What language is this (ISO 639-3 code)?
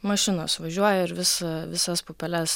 lit